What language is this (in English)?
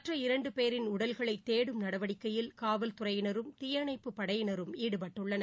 Tamil